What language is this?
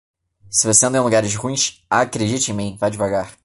Portuguese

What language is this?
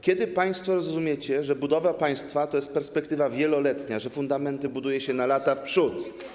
Polish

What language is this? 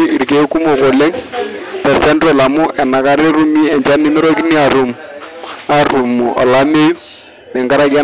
Masai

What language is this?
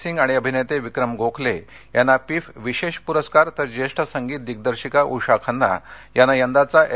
Marathi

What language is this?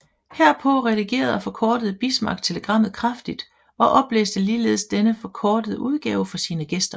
Danish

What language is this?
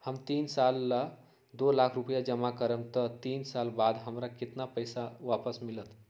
Magahi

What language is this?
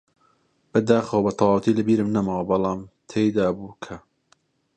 Central Kurdish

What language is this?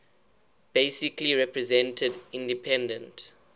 English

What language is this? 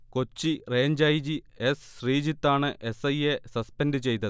Malayalam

